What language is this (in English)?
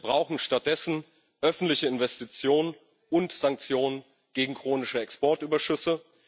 German